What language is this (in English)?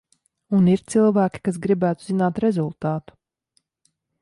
Latvian